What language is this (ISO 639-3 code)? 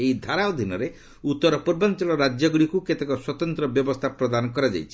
ori